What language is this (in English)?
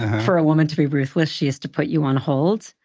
English